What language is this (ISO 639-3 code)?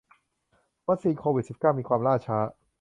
tha